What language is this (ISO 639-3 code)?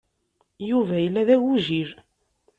kab